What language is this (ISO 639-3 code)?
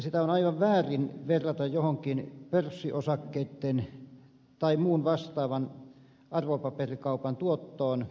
fin